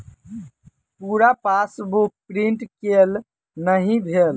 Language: Maithili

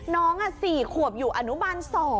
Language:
Thai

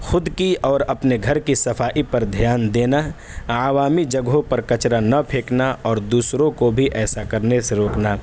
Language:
Urdu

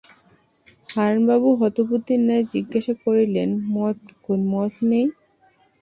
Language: Bangla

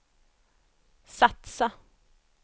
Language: Swedish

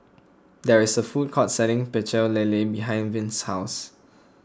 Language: English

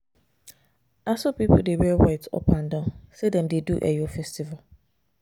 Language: Nigerian Pidgin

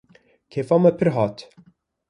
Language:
Kurdish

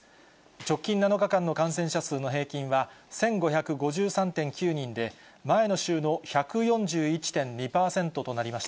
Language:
Japanese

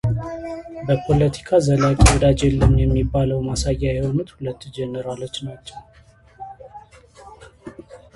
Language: Amharic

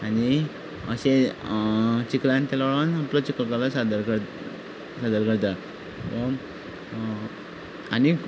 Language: Konkani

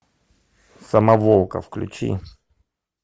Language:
Russian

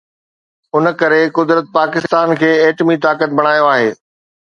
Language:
Sindhi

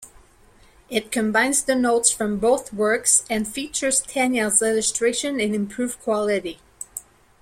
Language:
English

